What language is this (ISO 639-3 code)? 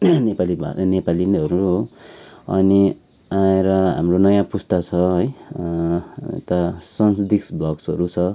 nep